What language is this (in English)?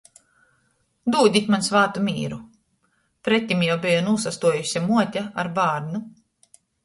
Latgalian